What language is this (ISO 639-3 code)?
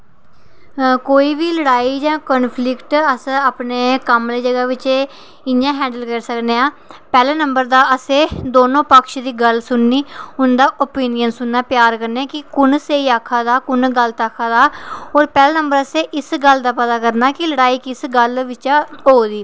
doi